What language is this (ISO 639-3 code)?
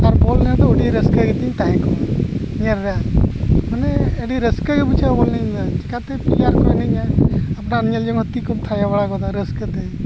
sat